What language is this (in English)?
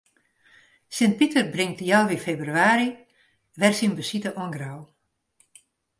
Western Frisian